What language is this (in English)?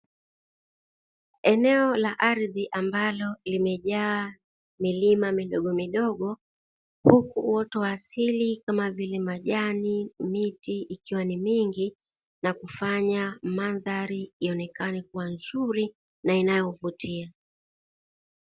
Swahili